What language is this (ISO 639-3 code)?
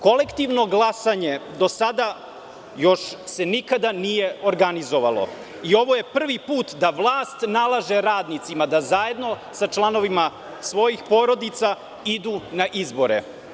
srp